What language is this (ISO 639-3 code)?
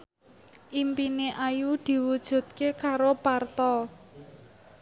jav